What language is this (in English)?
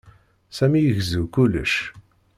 Kabyle